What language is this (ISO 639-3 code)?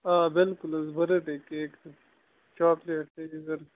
kas